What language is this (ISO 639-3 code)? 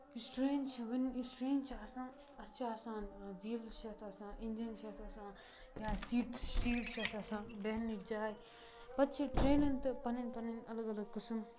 kas